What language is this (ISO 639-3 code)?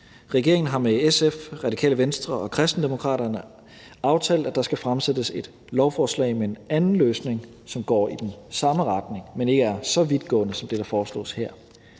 dan